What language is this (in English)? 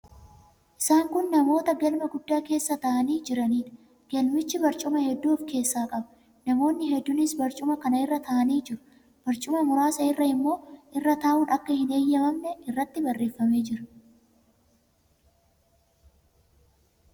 Oromo